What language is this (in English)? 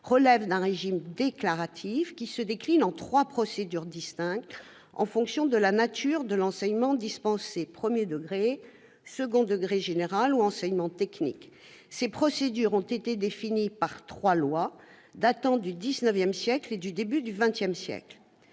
French